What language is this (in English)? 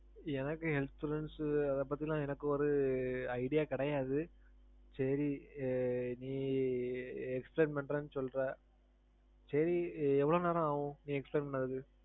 Tamil